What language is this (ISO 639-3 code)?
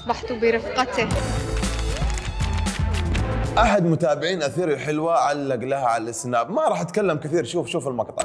ara